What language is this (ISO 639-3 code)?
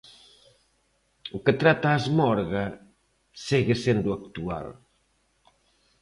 glg